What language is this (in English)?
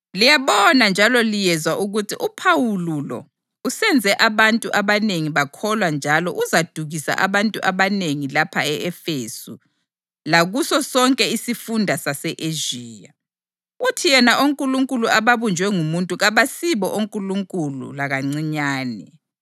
North Ndebele